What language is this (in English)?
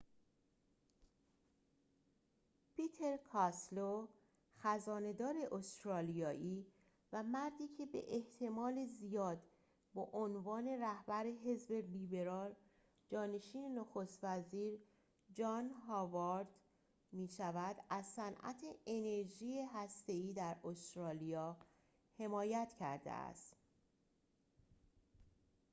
Persian